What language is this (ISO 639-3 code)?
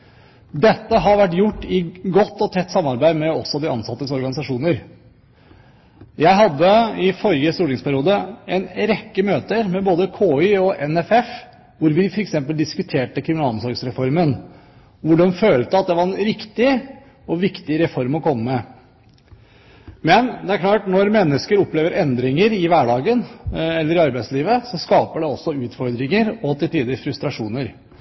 nob